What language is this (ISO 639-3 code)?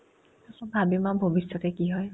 asm